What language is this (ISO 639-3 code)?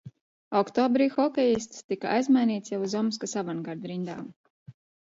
lav